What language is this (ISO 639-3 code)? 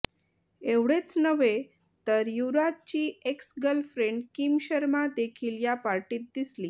mar